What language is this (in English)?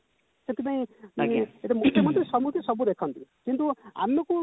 Odia